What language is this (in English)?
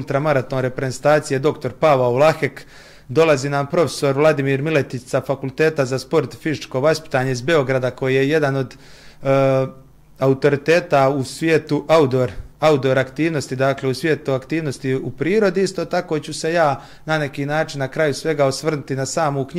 Croatian